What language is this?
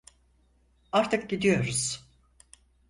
Turkish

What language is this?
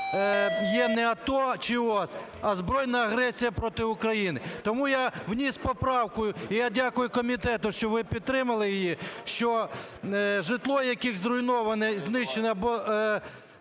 Ukrainian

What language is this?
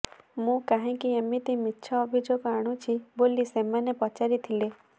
Odia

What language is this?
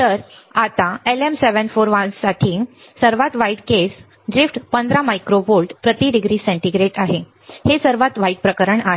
Marathi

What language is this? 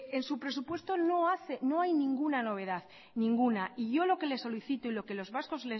Spanish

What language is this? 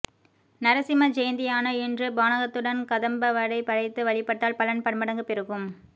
Tamil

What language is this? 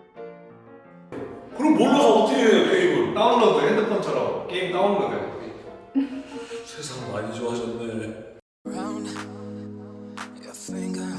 Korean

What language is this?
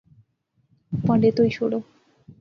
Pahari-Potwari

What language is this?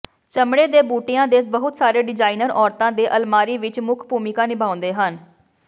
Punjabi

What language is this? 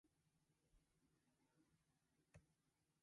Japanese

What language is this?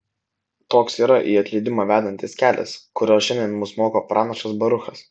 Lithuanian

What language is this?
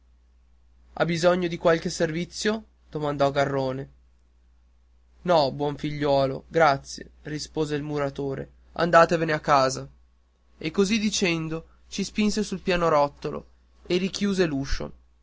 Italian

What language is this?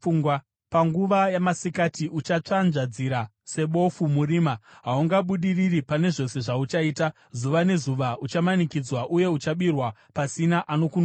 Shona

